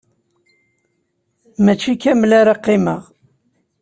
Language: Kabyle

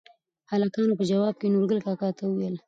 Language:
Pashto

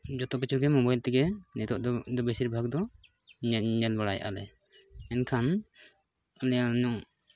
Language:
Santali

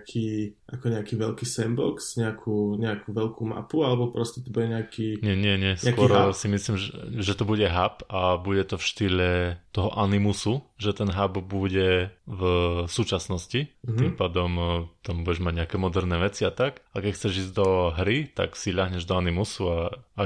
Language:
Slovak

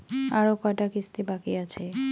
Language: Bangla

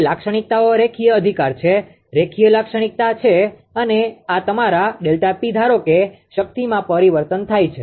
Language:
Gujarati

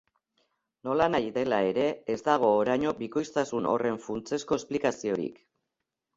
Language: Basque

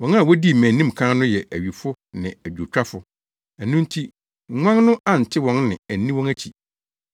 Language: Akan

